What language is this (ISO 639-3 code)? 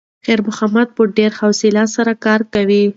pus